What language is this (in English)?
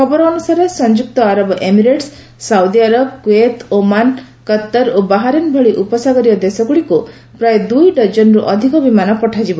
Odia